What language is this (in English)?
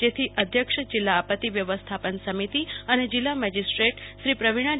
Gujarati